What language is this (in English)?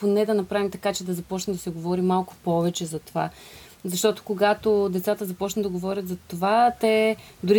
Bulgarian